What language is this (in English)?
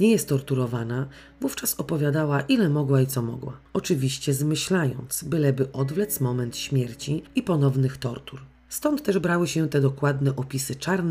Polish